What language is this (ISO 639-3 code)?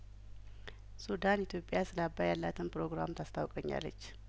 amh